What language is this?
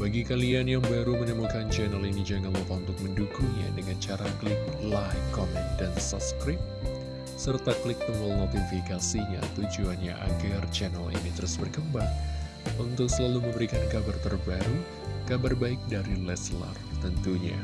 Indonesian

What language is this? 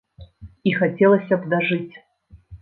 Belarusian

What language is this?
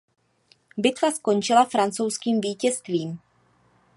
Czech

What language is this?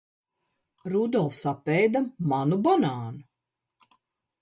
Latvian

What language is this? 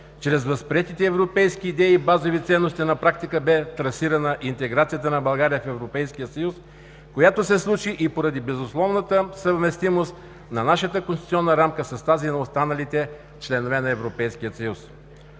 Bulgarian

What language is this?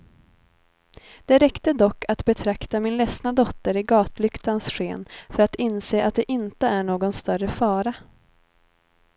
Swedish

